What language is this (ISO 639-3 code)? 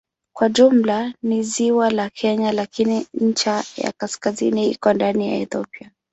swa